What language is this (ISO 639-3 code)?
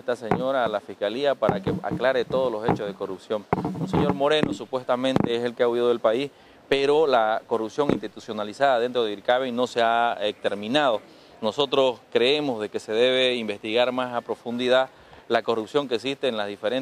spa